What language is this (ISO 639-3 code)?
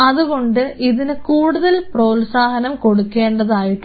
mal